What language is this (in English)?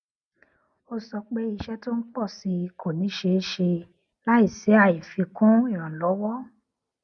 Yoruba